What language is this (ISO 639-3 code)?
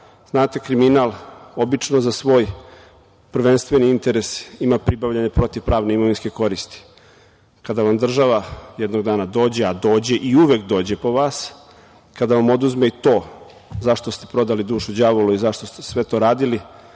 srp